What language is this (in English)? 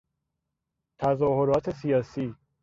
Persian